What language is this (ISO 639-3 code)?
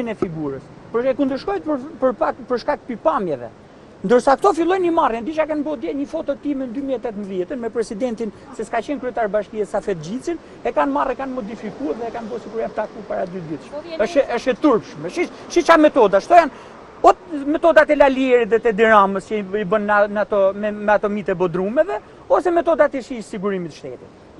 ron